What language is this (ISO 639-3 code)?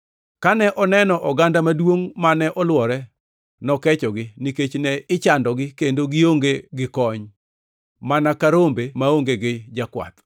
luo